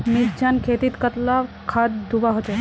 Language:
Magahi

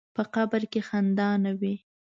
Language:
Pashto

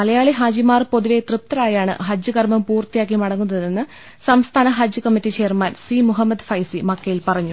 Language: Malayalam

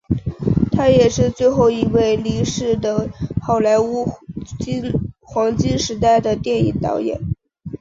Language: Chinese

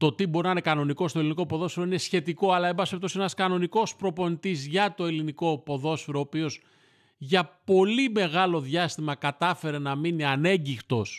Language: Greek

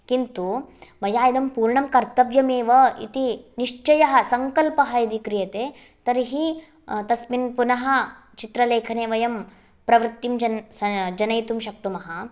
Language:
Sanskrit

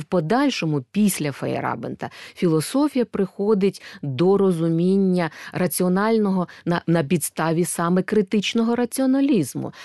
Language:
Ukrainian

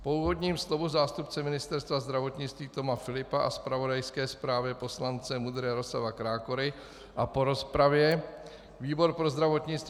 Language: Czech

